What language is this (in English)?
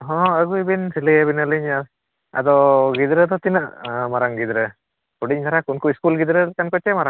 Santali